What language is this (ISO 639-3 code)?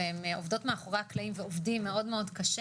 heb